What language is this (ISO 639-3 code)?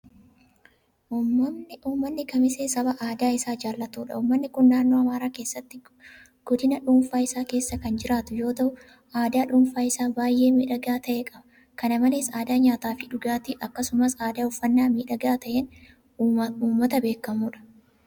orm